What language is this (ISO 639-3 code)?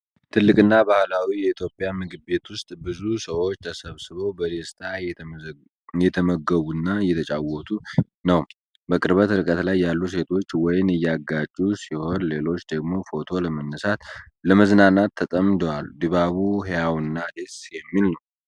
amh